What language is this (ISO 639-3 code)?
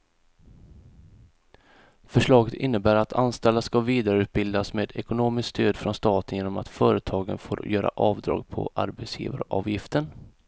swe